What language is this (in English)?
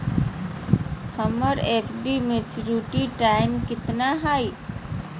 Magahi